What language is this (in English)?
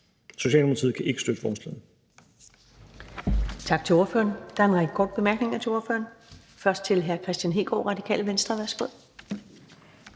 Danish